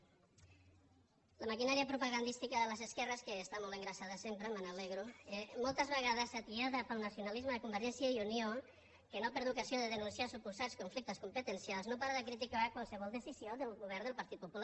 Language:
Catalan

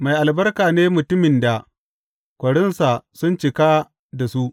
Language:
Hausa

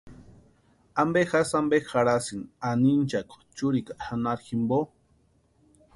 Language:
Western Highland Purepecha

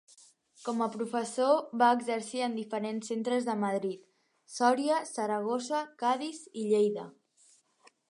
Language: Catalan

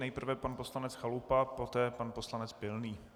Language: Czech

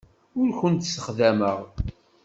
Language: Kabyle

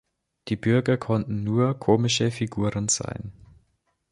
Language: German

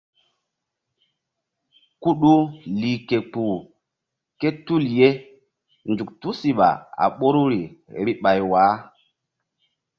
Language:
Mbum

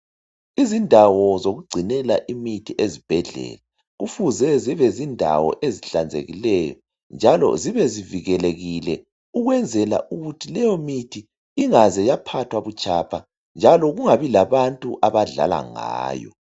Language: North Ndebele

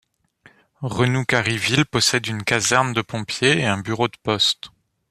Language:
French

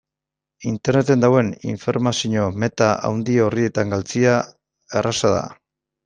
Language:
Basque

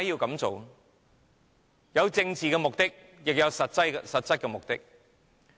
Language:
Cantonese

